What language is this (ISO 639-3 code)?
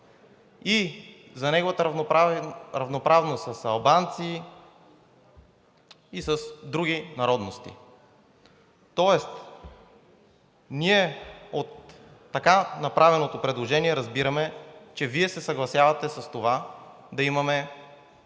bul